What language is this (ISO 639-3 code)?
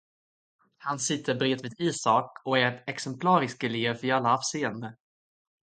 swe